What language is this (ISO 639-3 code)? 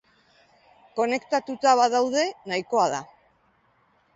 eus